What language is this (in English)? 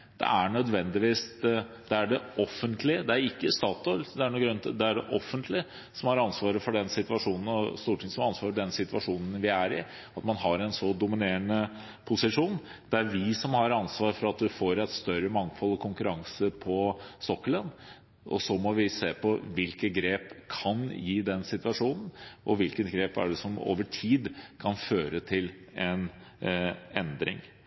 Norwegian Bokmål